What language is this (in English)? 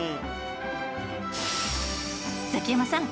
Japanese